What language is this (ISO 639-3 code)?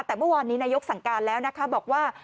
tha